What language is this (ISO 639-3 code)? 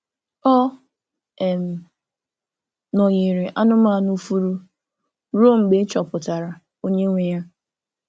ibo